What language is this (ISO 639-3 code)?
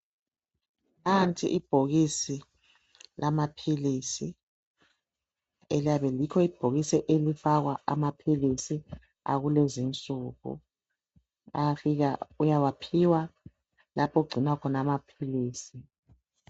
nde